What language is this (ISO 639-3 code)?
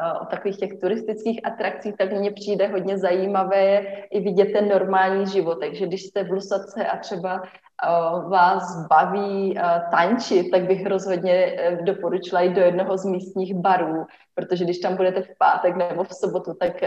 ces